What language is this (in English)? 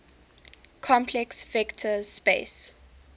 English